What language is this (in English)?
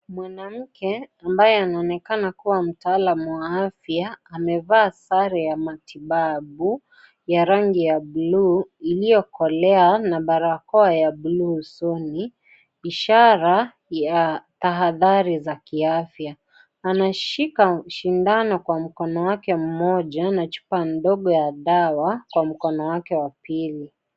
Swahili